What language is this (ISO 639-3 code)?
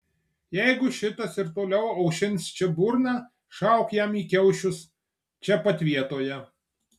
lit